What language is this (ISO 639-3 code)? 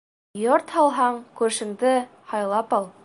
bak